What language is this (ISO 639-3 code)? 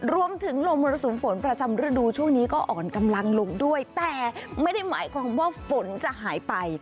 tha